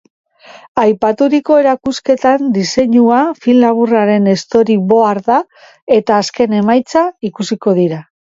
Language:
Basque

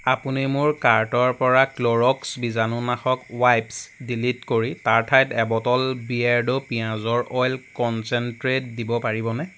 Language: Assamese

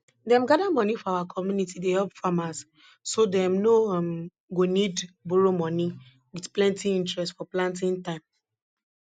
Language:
Nigerian Pidgin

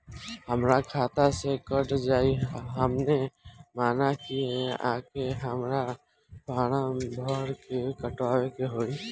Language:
Bhojpuri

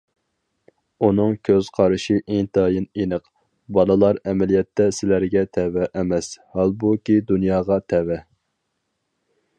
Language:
Uyghur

